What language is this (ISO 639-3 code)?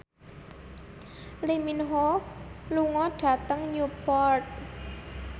jav